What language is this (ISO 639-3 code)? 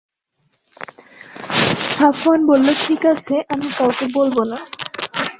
ben